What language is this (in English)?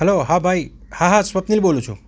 Gujarati